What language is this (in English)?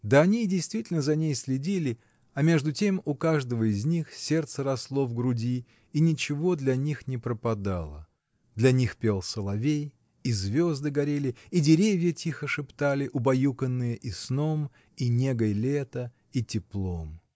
Russian